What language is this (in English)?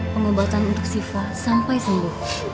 Indonesian